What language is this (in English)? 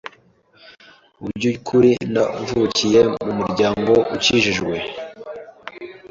Kinyarwanda